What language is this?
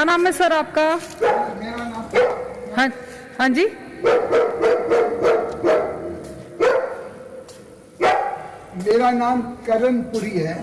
Russian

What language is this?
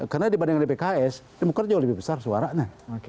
Indonesian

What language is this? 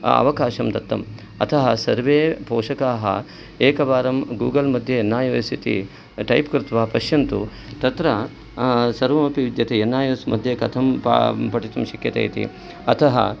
Sanskrit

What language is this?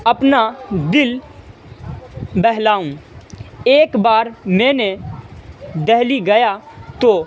Urdu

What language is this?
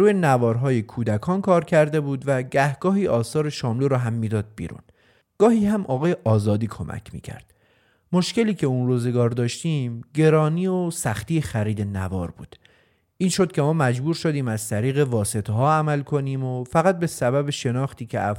Persian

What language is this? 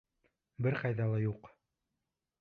Bashkir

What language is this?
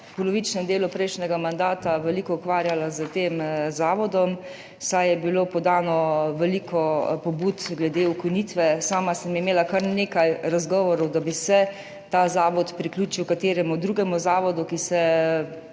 Slovenian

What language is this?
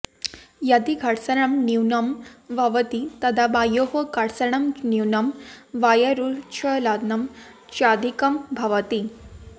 Sanskrit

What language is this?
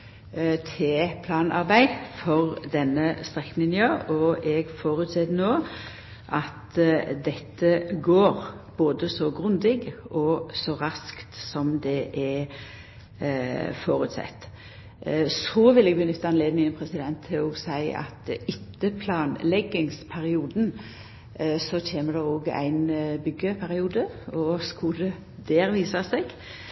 Norwegian Nynorsk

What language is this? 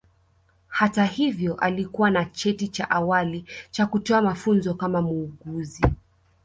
Swahili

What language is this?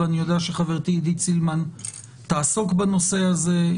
Hebrew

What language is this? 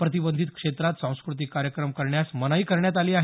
Marathi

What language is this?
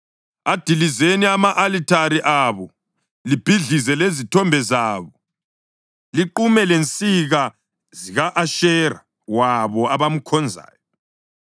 North Ndebele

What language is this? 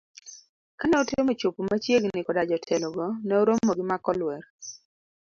Luo (Kenya and Tanzania)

